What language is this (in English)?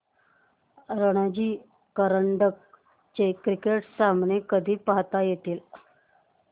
Marathi